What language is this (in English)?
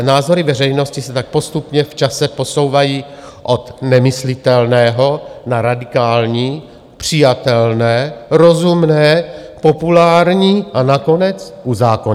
Czech